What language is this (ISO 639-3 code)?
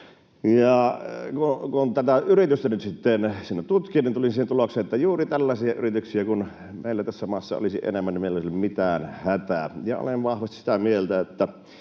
fin